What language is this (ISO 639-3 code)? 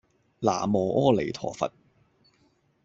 yue